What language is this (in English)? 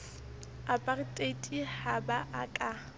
Southern Sotho